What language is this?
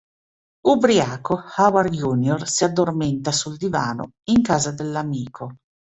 Italian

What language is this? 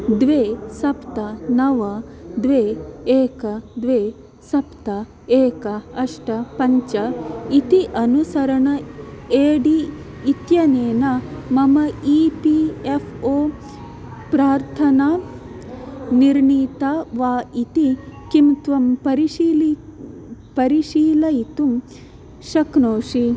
Sanskrit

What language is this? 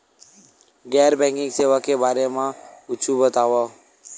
Chhattisgarhi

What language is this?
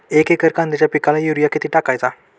Marathi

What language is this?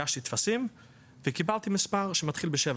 Hebrew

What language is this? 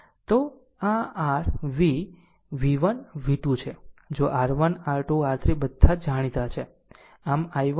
Gujarati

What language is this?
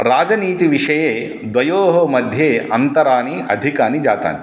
Sanskrit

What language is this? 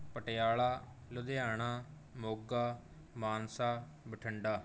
Punjabi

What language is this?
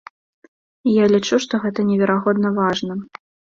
Belarusian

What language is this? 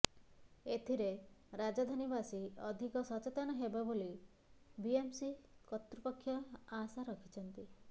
Odia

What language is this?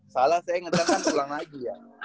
Indonesian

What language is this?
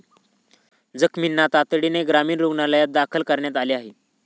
Marathi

